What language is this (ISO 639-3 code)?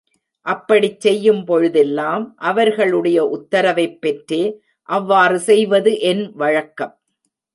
tam